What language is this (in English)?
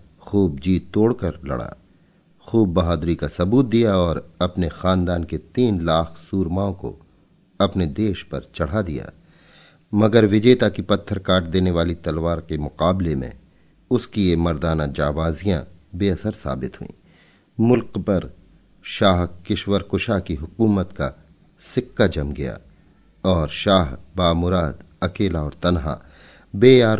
Hindi